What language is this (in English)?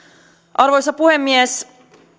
Finnish